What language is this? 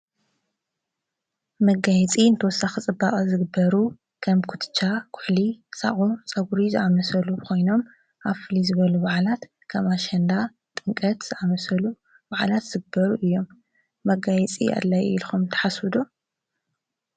Tigrinya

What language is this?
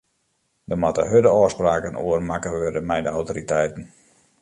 Western Frisian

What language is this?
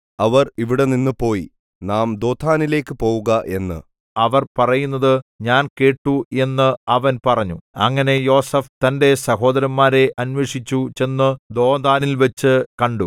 Malayalam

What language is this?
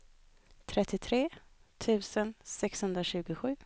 Swedish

